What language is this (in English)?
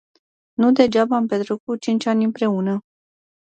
Romanian